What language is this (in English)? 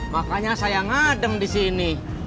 Indonesian